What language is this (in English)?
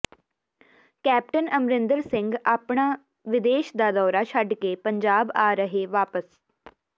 Punjabi